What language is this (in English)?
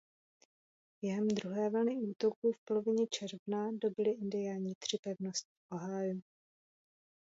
Czech